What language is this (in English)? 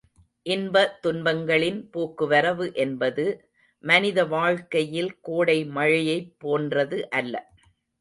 Tamil